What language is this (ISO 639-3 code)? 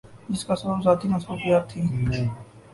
urd